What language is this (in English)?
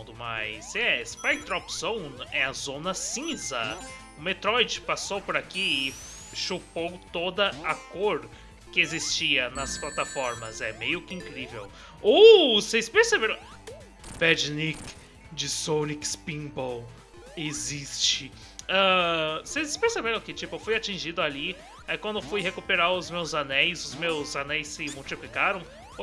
Portuguese